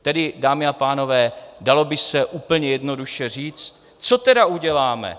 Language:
Czech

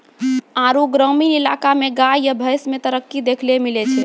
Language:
Maithili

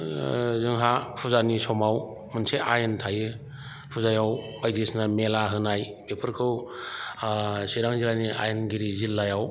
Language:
Bodo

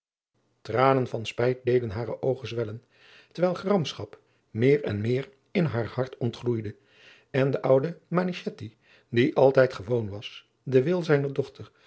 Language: Dutch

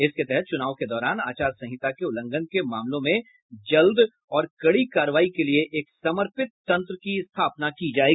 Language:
Hindi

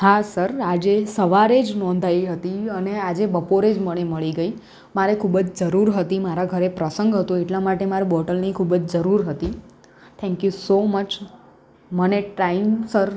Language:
Gujarati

